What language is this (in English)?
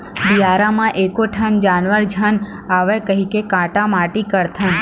Chhattisgarhi